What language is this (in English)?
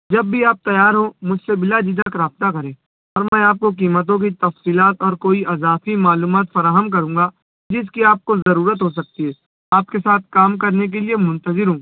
Urdu